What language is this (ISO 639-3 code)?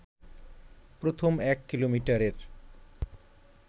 ben